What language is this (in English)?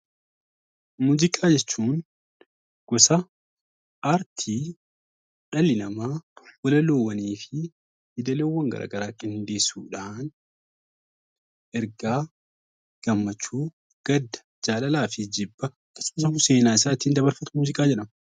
Oromo